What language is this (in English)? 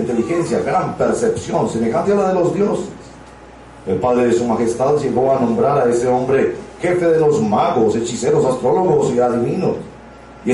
Spanish